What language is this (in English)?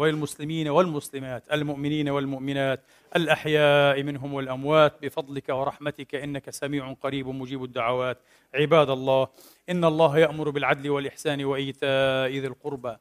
Arabic